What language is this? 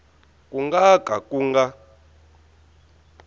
Tsonga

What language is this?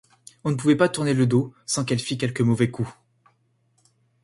French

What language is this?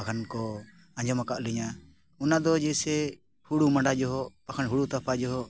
Santali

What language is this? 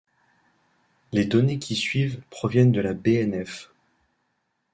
French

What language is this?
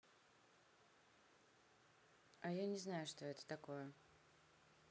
Russian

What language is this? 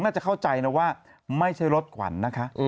Thai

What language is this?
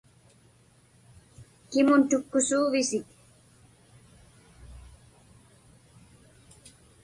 Inupiaq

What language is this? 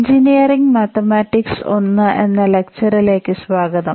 Malayalam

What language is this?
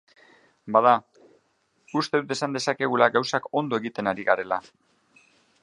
Basque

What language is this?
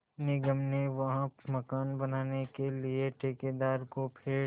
Hindi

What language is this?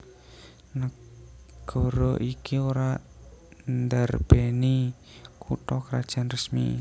Javanese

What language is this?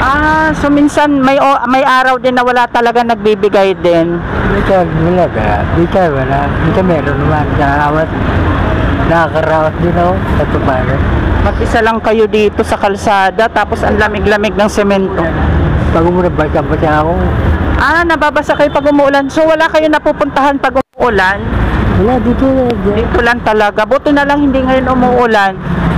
Filipino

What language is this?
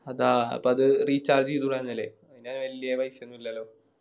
Malayalam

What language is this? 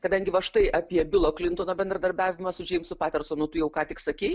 Lithuanian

